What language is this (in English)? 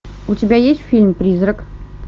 Russian